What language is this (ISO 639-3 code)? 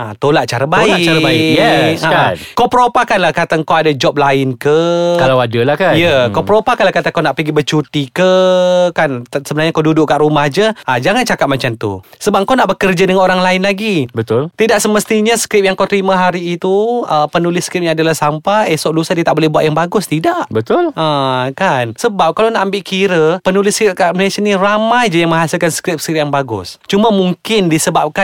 msa